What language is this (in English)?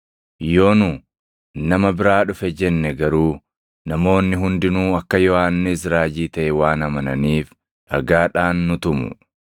Oromo